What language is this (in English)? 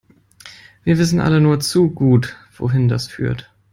German